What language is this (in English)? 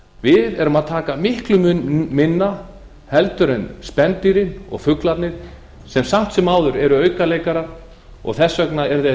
Icelandic